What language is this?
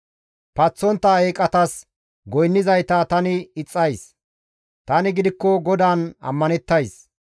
Gamo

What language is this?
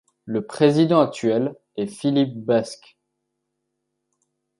French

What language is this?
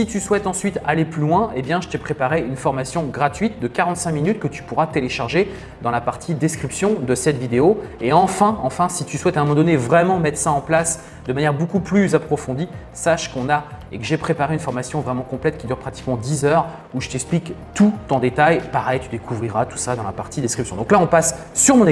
French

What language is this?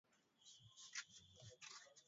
Swahili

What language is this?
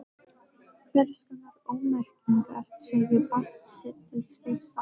Icelandic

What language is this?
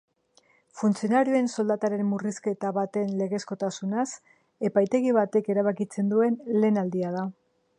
Basque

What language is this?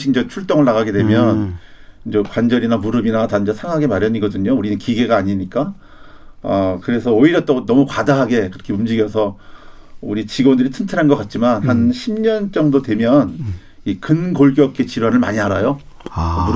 Korean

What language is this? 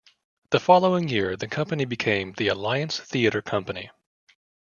English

